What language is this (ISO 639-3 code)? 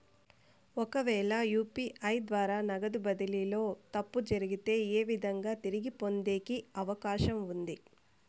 tel